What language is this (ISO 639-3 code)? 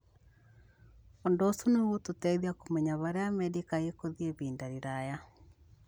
kik